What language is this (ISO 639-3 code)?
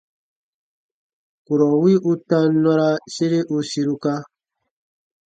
bba